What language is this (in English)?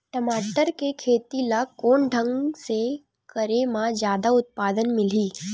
Chhattisgarhi